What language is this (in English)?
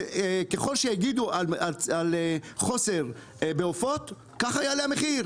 Hebrew